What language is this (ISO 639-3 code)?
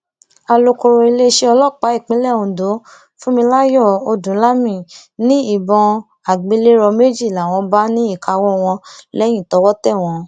yor